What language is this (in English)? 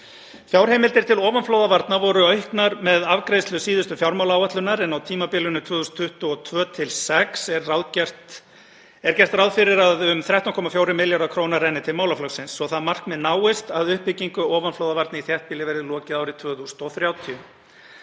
Icelandic